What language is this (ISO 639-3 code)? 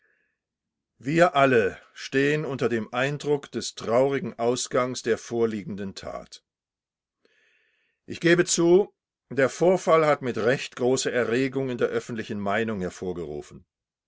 deu